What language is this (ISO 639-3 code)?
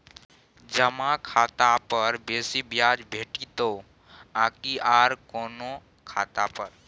mai